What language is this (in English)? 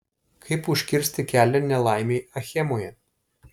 Lithuanian